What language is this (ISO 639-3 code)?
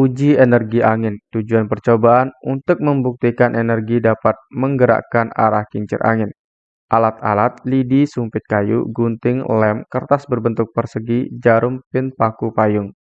ind